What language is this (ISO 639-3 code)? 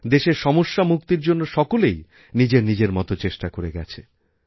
ben